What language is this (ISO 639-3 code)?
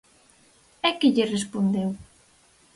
glg